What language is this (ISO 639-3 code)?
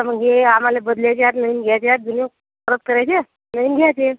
mar